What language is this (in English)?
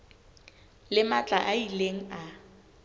Southern Sotho